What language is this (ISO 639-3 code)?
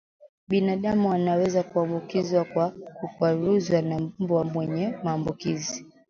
swa